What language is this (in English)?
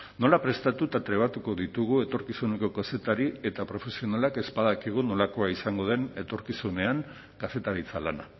Basque